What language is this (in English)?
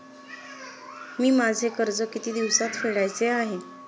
Marathi